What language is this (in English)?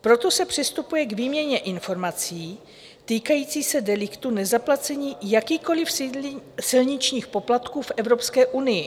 Czech